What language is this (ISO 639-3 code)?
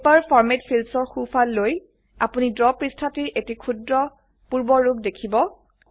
asm